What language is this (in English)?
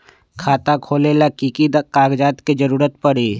Magahi